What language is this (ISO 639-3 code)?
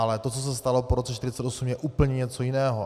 ces